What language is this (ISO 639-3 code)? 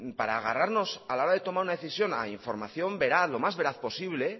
spa